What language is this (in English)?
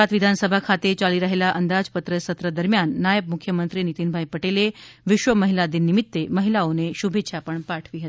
Gujarati